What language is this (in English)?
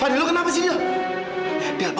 Indonesian